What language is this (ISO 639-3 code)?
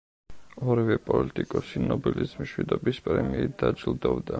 kat